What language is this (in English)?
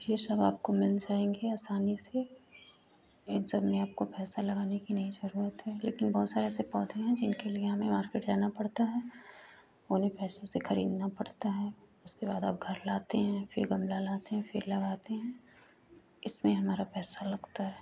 Hindi